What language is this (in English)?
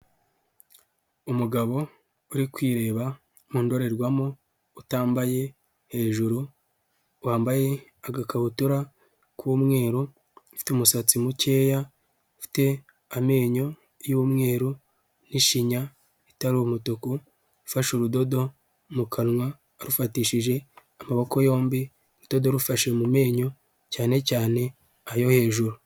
Kinyarwanda